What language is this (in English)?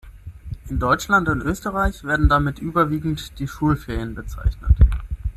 German